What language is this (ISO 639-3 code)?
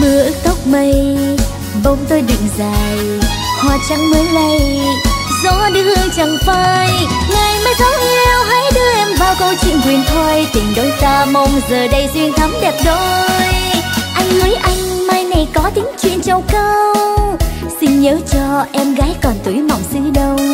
vie